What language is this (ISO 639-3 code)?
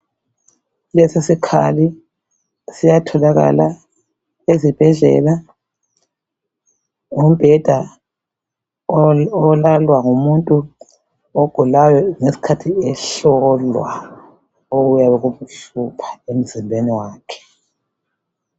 nde